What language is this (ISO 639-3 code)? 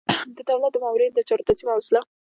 pus